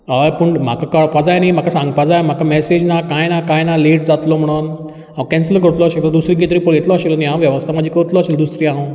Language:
Konkani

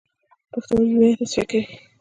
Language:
Pashto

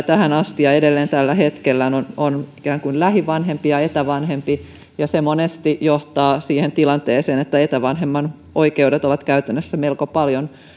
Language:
Finnish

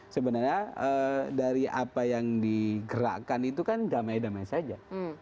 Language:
Indonesian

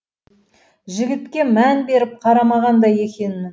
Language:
Kazakh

